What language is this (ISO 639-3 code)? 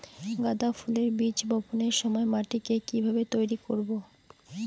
ben